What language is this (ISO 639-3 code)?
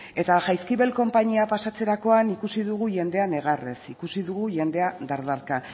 eus